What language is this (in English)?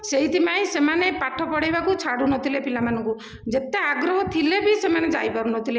Odia